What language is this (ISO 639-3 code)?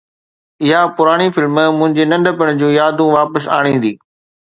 snd